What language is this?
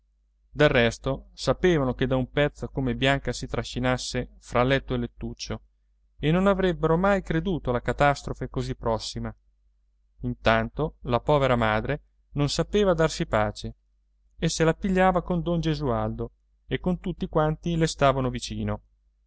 Italian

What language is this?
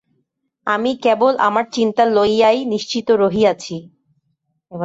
Bangla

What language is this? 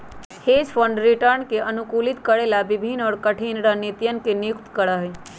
Magahi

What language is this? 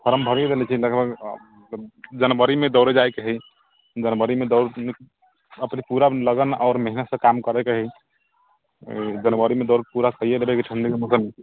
Maithili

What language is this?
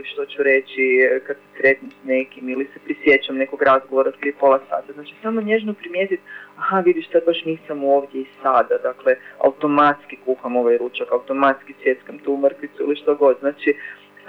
Croatian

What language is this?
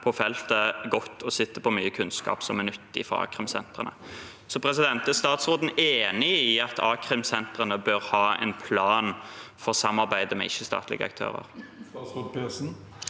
Norwegian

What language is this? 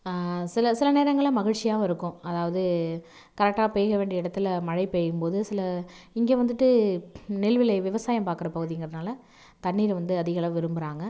Tamil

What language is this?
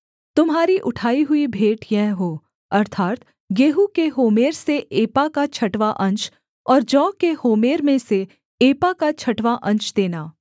Hindi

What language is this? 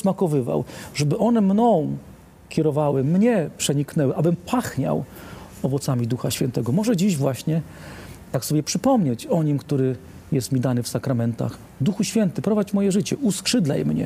Polish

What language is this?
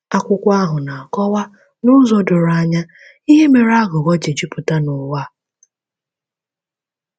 Igbo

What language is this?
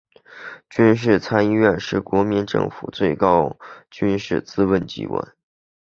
Chinese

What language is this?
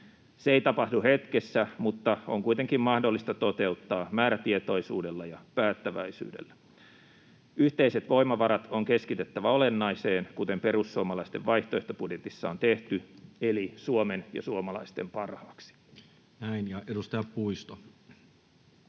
Finnish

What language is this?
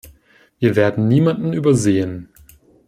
German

